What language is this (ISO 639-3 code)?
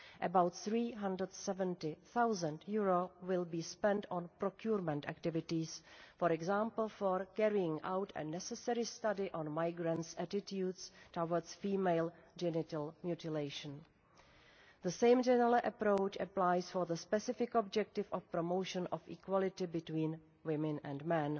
eng